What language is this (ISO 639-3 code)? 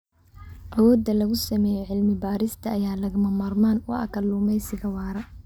som